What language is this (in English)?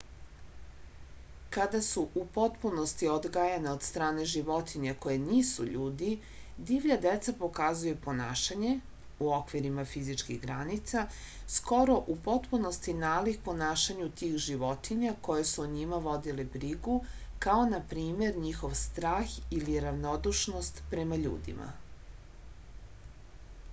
Serbian